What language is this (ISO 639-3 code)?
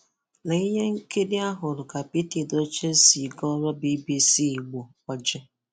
ibo